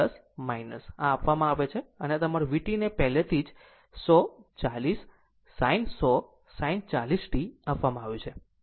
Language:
Gujarati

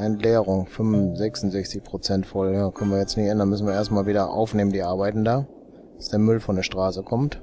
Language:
German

